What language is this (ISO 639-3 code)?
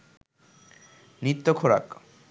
ben